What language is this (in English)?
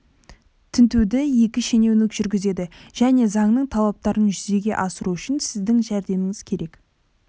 Kazakh